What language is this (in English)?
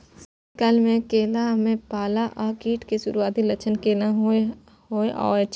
Maithili